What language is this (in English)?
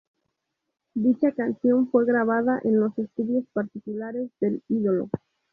Spanish